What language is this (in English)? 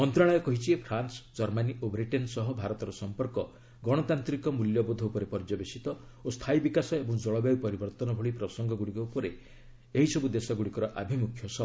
Odia